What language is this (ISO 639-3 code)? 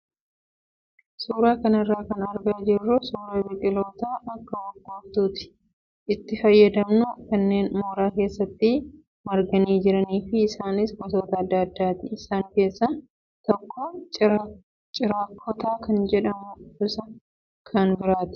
orm